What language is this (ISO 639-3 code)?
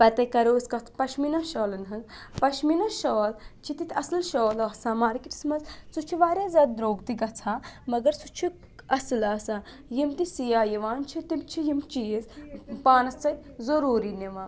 kas